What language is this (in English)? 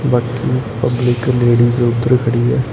Punjabi